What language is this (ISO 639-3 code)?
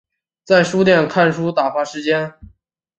zho